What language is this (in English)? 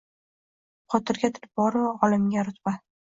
Uzbek